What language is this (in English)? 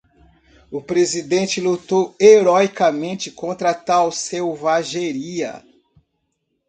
Portuguese